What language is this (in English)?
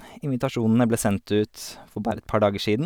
Norwegian